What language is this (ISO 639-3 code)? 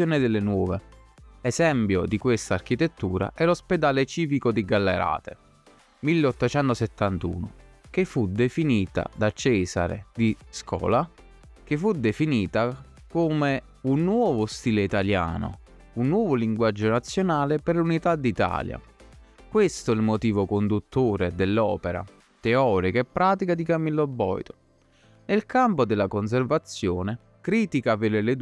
ita